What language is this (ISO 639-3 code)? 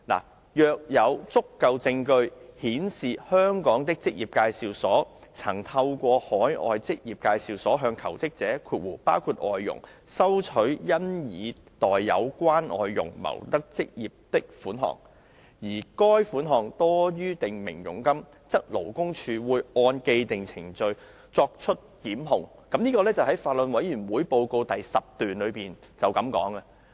yue